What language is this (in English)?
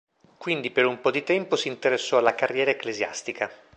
Italian